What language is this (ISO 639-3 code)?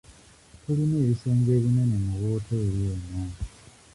lug